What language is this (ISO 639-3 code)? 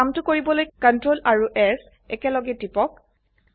asm